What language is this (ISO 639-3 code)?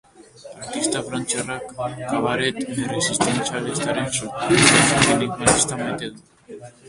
eus